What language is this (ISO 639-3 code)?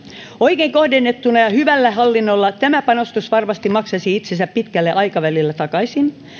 fin